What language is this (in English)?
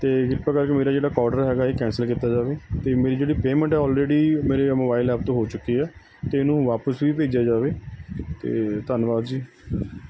Punjabi